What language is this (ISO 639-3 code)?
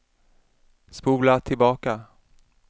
swe